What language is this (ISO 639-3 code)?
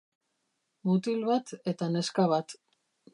eus